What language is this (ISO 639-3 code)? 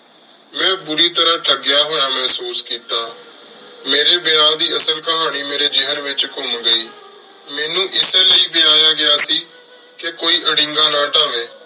pan